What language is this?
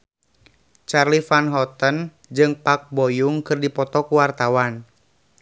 Sundanese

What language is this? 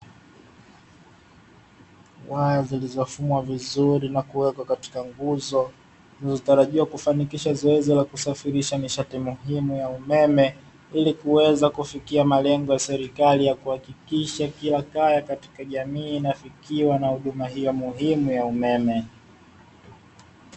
Swahili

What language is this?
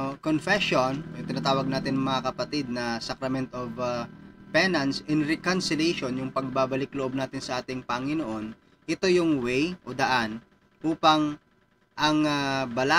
Filipino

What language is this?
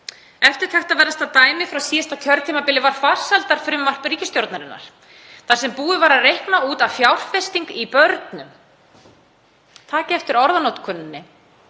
Icelandic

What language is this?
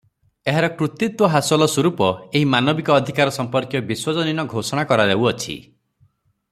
Odia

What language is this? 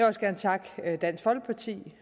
Danish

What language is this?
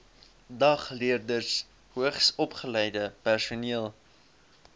Afrikaans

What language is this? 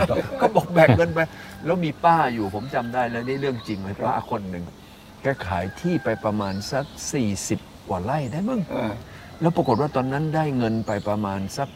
Thai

